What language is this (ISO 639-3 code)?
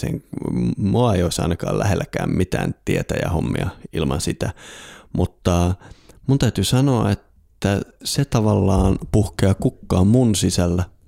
fin